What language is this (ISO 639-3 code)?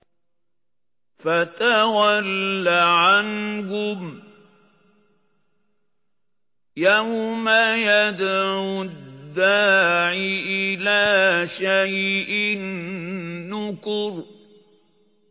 ara